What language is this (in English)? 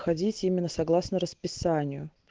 Russian